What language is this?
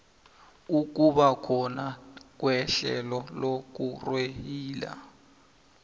South Ndebele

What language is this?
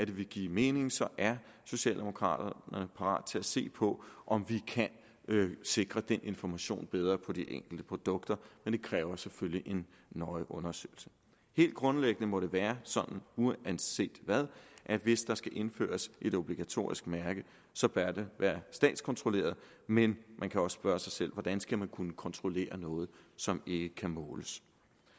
Danish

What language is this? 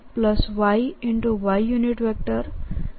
Gujarati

